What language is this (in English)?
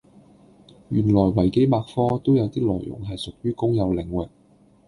Cantonese